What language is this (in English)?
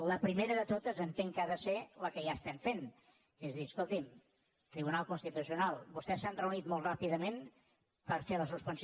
Catalan